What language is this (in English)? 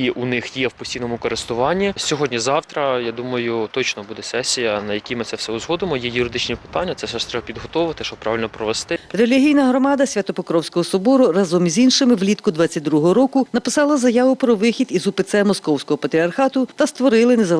Ukrainian